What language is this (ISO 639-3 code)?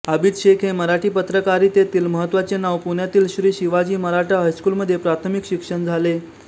mar